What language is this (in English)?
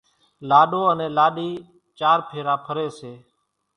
Kachi Koli